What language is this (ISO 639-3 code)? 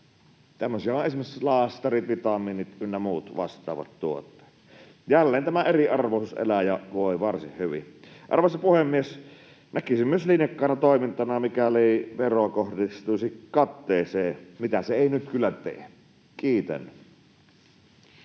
fin